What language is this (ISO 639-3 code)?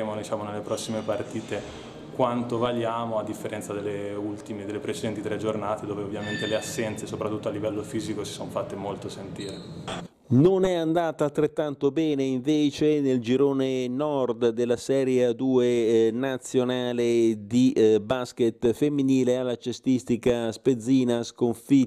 ita